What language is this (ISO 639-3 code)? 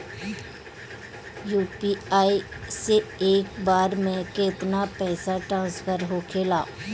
bho